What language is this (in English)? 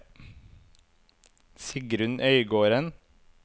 Norwegian